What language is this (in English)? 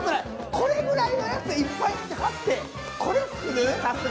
Japanese